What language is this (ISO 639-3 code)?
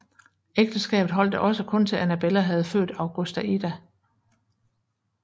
dan